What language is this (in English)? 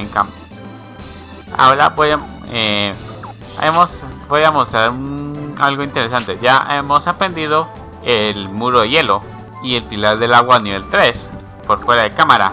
Spanish